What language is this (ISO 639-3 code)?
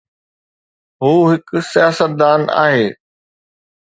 snd